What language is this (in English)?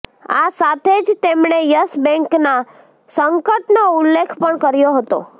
Gujarati